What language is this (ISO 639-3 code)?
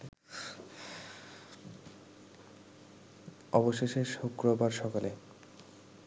ben